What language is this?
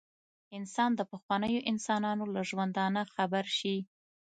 Pashto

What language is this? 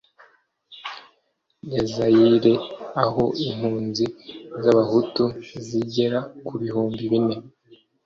Kinyarwanda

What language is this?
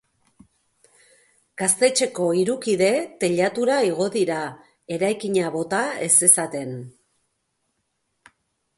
Basque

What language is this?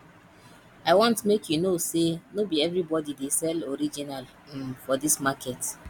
Nigerian Pidgin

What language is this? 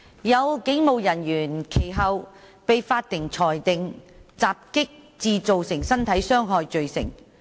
Cantonese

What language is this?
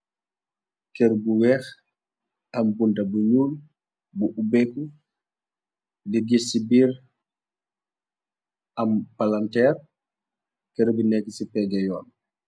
Wolof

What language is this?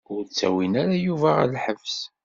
Kabyle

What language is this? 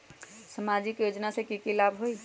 Magahi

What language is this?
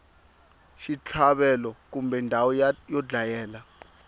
Tsonga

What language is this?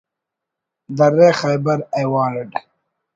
Brahui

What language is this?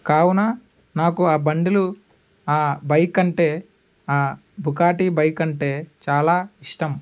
Telugu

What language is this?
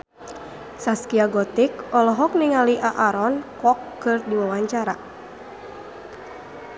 Sundanese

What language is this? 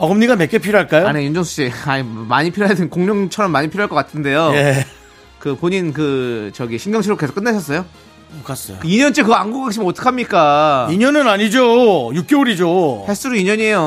Korean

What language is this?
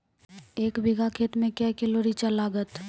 Maithili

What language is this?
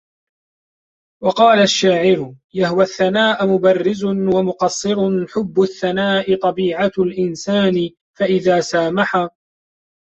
Arabic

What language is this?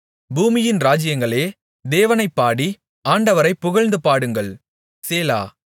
Tamil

